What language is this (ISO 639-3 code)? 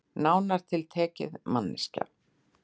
isl